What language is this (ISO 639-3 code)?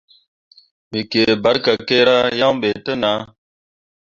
mua